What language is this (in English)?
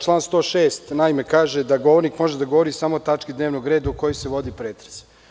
Serbian